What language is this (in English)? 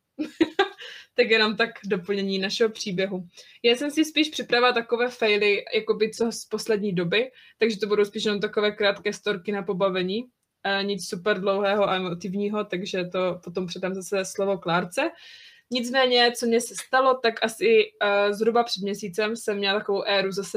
Czech